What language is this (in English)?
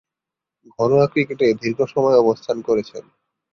Bangla